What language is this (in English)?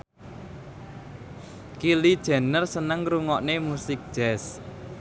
Javanese